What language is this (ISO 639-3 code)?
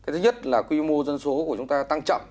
vie